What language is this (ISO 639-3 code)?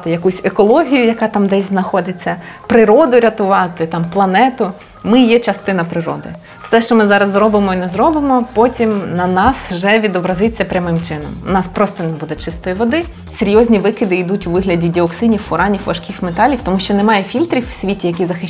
ukr